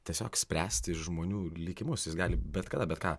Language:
Lithuanian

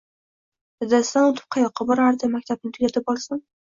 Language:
Uzbek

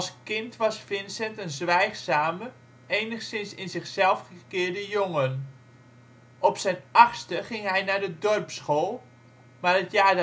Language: Dutch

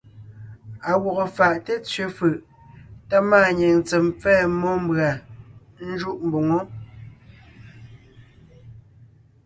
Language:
Ngiemboon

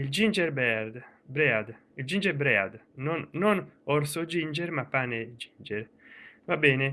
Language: Italian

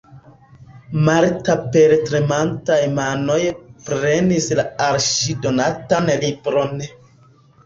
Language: Esperanto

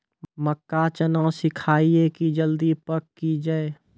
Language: Maithili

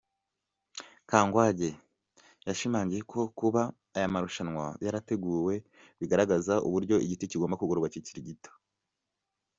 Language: Kinyarwanda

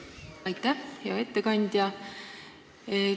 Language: Estonian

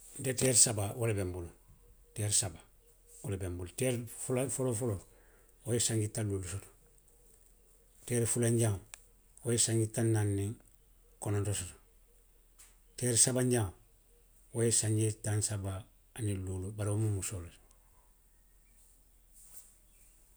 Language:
Western Maninkakan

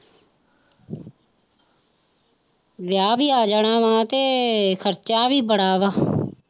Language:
Punjabi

